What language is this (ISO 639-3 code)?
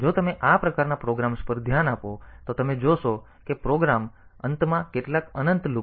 guj